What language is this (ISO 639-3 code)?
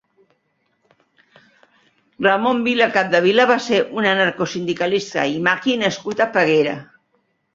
cat